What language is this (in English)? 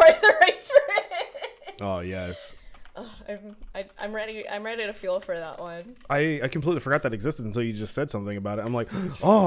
English